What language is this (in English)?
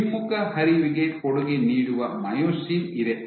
Kannada